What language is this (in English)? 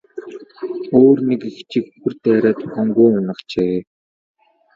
Mongolian